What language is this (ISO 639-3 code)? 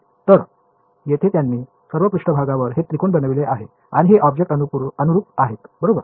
mar